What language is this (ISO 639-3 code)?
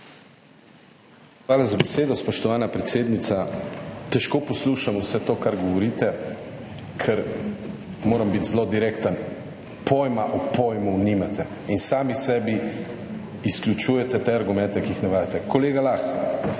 slv